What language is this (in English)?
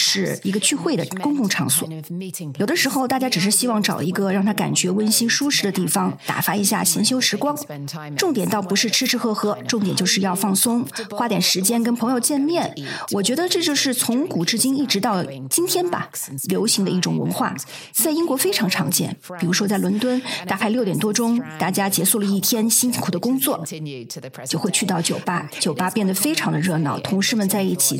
Chinese